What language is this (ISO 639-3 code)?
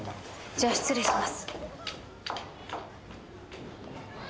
jpn